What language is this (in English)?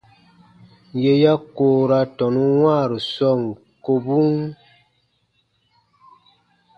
Baatonum